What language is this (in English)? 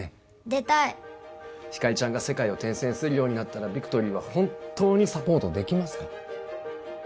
Japanese